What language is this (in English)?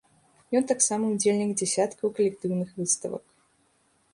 Belarusian